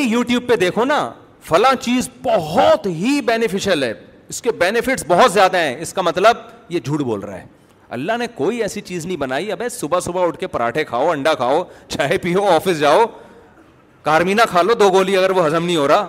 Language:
Urdu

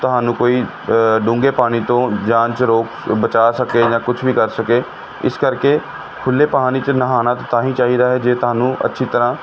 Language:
Punjabi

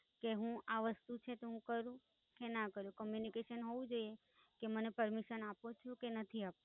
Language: Gujarati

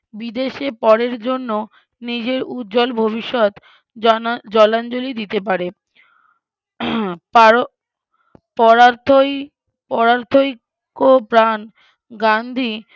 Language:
Bangla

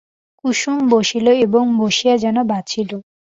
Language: Bangla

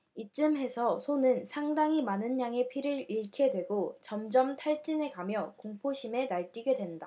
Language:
Korean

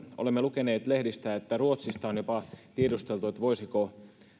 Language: Finnish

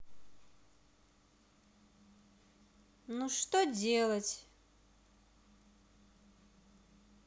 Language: Russian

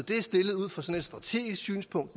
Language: Danish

